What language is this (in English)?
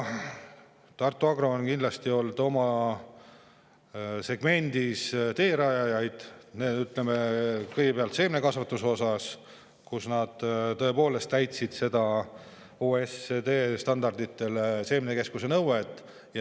Estonian